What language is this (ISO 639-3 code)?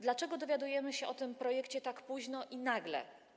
pol